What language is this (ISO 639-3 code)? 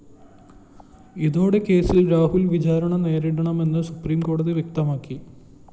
mal